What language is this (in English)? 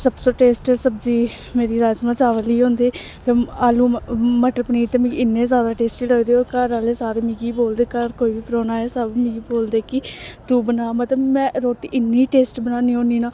Dogri